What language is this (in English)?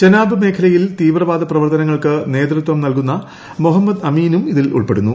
Malayalam